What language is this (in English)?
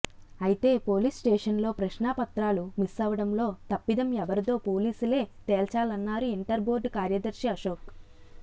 Telugu